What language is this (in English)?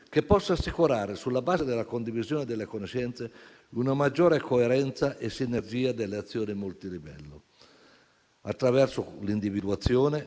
Italian